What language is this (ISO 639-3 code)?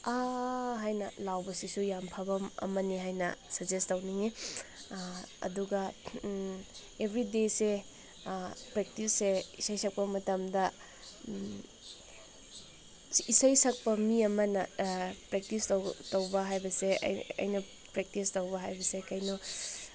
mni